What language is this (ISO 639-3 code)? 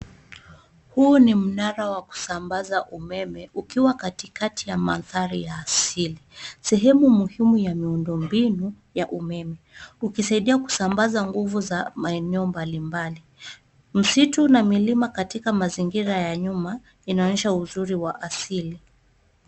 swa